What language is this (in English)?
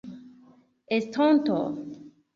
Esperanto